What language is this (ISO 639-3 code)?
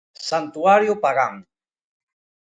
glg